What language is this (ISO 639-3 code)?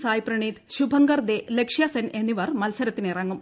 mal